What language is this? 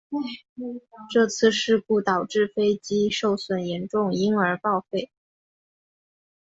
Chinese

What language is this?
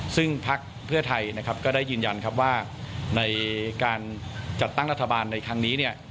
Thai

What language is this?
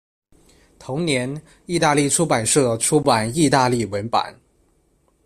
Chinese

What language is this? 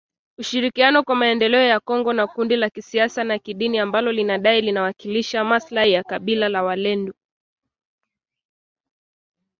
Swahili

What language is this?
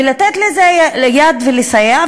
Hebrew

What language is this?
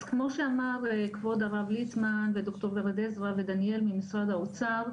Hebrew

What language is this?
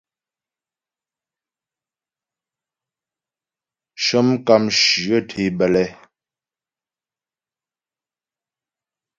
Ghomala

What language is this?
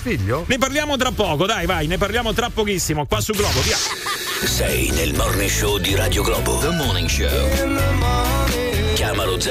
Italian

